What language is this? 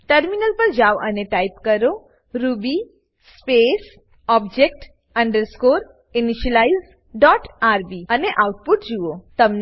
Gujarati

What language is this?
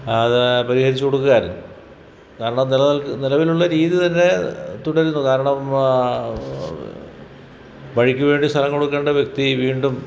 Malayalam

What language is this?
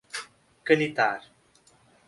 Portuguese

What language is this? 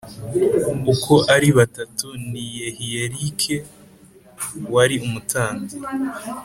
Kinyarwanda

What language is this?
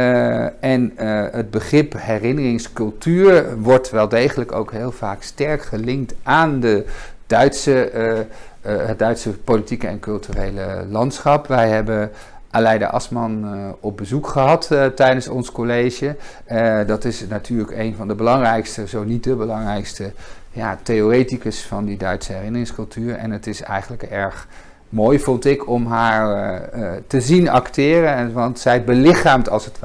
Dutch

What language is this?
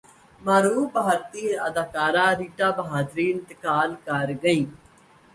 Urdu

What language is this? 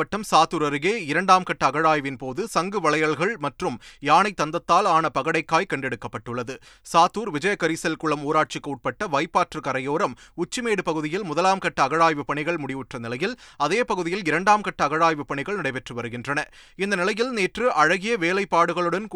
Tamil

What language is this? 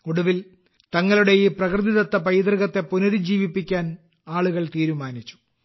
Malayalam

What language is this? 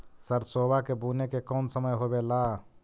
Magahi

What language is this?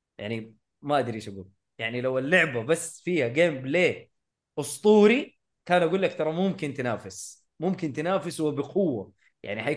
Arabic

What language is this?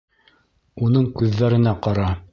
Bashkir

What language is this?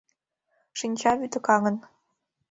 Mari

